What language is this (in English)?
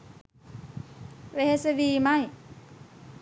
Sinhala